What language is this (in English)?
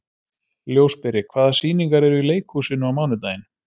Icelandic